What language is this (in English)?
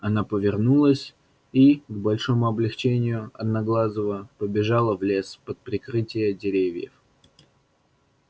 Russian